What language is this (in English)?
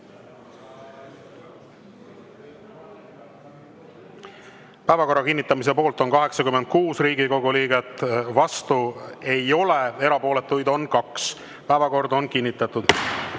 Estonian